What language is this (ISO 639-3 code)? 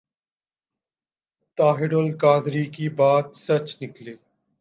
urd